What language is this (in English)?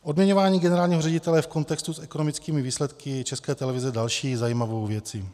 Czech